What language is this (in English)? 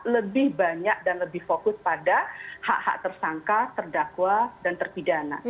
Indonesian